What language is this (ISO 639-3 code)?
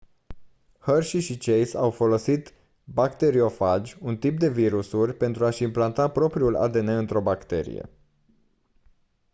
ron